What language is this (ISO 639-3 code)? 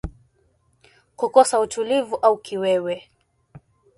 swa